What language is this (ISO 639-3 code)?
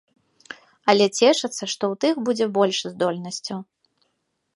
bel